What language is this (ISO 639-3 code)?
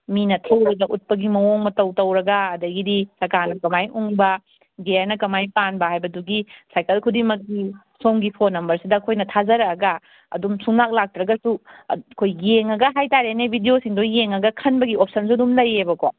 mni